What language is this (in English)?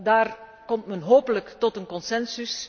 Dutch